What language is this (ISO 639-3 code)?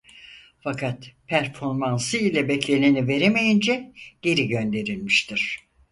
tur